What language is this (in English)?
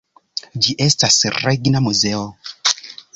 Esperanto